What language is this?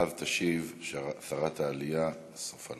Hebrew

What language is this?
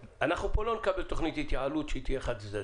Hebrew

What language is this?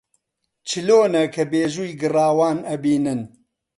Central Kurdish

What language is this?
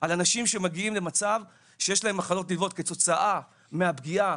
Hebrew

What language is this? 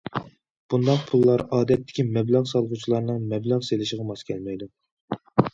Uyghur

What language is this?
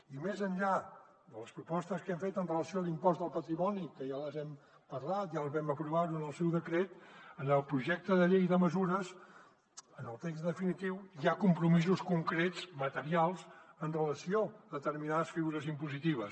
Catalan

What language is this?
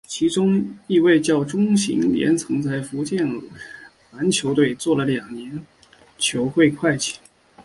Chinese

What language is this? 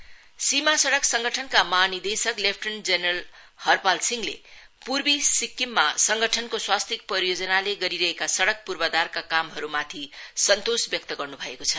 Nepali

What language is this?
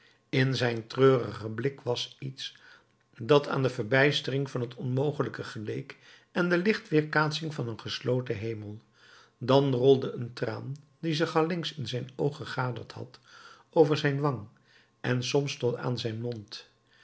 Dutch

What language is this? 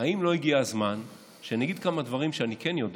Hebrew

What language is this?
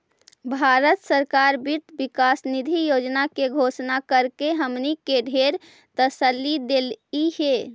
Magahi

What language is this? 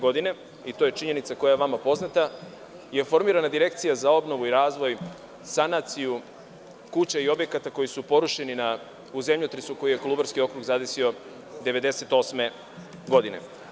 Serbian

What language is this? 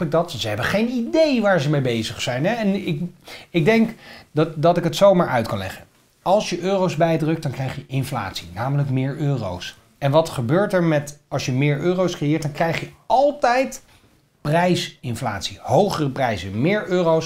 Dutch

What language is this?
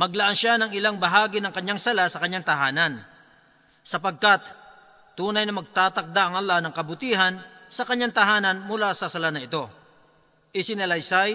Filipino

